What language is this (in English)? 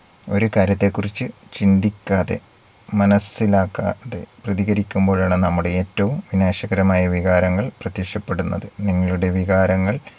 Malayalam